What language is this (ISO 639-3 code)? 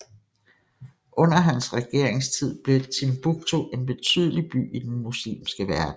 dan